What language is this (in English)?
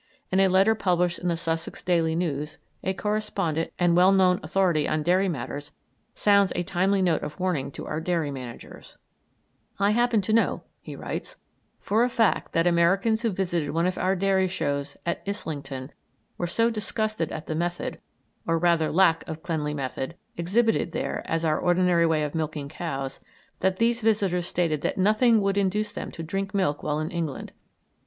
English